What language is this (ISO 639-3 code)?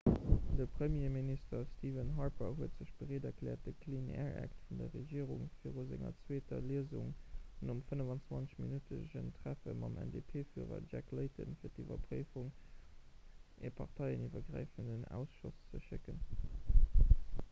ltz